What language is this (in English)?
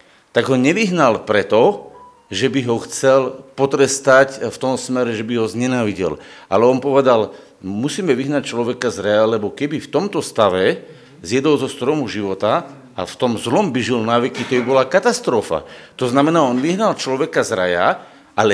Slovak